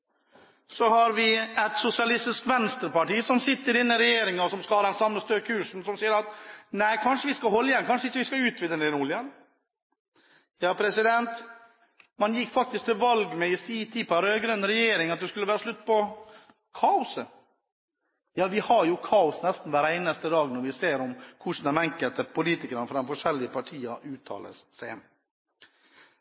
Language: Norwegian Bokmål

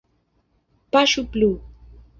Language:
Esperanto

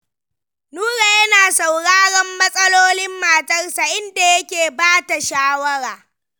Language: Hausa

